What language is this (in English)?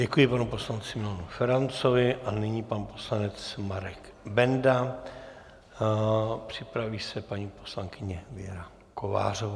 Czech